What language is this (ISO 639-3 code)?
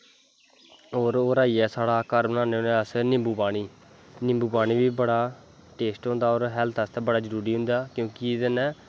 doi